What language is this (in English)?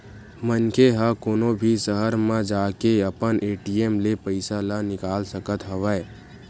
Chhattisgarhi